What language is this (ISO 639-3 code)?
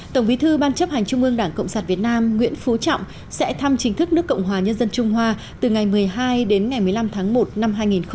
vie